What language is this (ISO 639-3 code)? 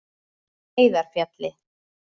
isl